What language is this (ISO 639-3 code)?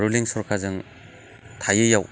brx